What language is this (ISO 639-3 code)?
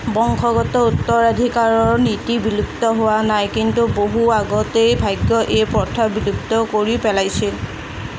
asm